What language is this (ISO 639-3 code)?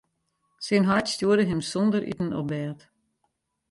fry